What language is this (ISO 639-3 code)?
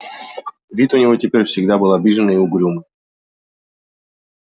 rus